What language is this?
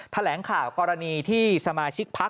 Thai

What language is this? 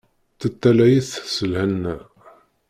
Kabyle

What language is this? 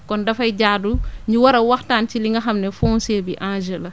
Wolof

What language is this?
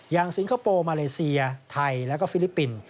Thai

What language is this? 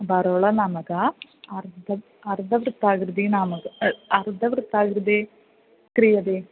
Sanskrit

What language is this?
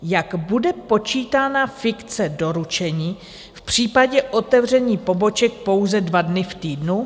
Czech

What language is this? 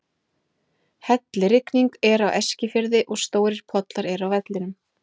Icelandic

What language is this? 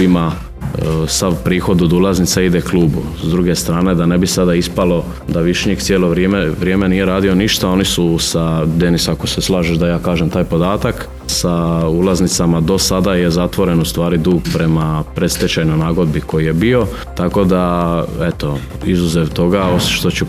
Croatian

